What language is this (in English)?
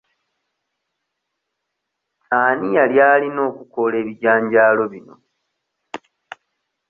Ganda